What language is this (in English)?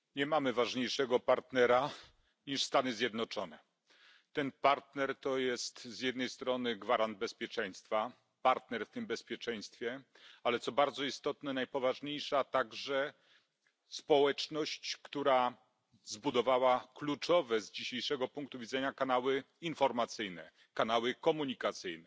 Polish